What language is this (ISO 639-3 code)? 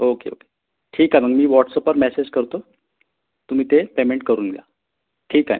mar